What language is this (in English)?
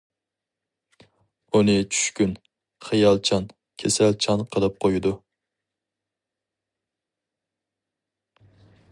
Uyghur